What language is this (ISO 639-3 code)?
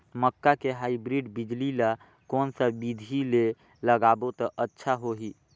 hne